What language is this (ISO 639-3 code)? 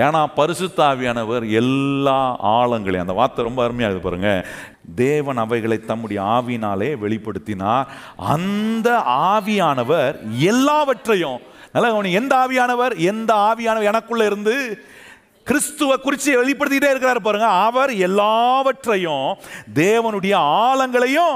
tam